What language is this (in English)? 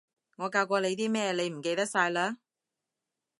Cantonese